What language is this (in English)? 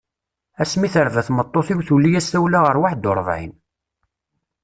Kabyle